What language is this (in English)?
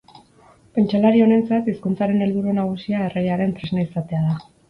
Basque